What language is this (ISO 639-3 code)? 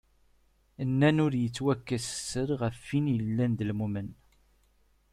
kab